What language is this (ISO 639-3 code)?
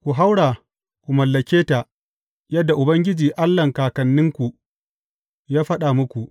hau